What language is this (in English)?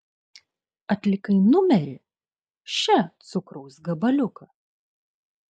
Lithuanian